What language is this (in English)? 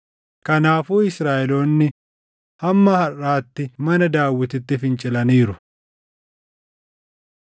Oromo